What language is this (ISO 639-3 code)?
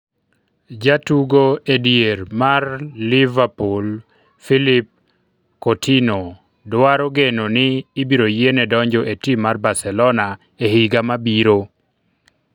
luo